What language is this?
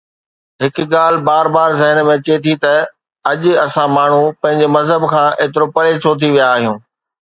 Sindhi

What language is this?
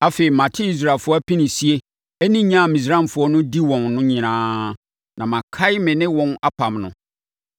Akan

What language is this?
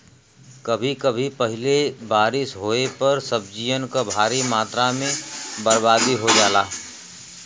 Bhojpuri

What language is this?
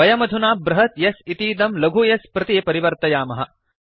Sanskrit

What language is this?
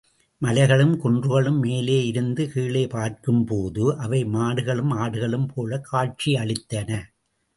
Tamil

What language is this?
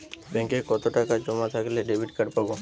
Bangla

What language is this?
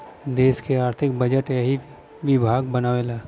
Bhojpuri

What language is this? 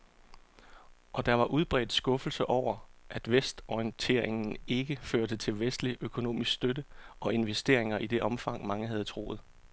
Danish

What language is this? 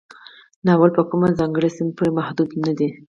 Pashto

